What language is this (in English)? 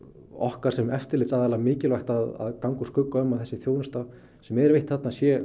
Icelandic